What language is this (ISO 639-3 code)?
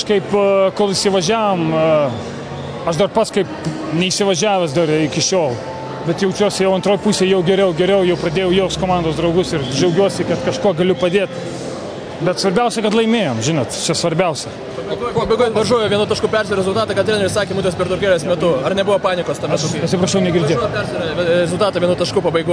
lit